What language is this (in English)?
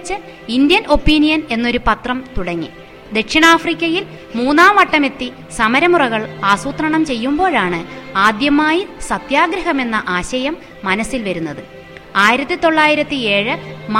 Malayalam